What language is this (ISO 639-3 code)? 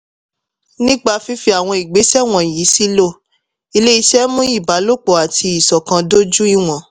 yor